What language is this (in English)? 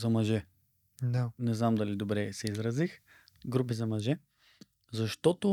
Bulgarian